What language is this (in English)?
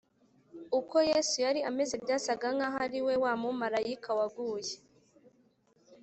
Kinyarwanda